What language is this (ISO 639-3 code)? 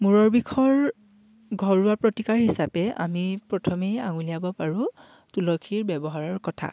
asm